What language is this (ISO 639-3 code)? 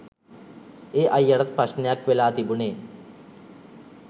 sin